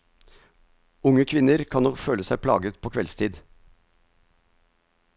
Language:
Norwegian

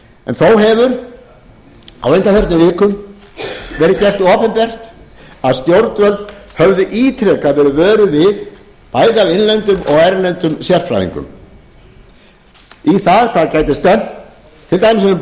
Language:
Icelandic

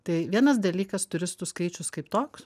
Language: Lithuanian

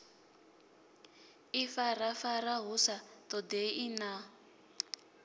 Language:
Venda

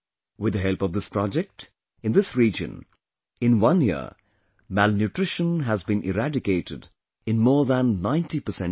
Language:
English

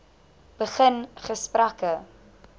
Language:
Afrikaans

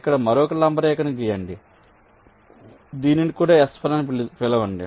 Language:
Telugu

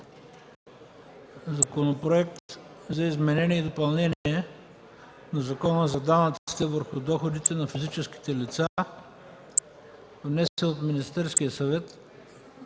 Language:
Bulgarian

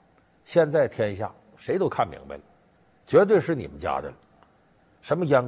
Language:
Chinese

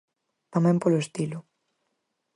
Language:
Galician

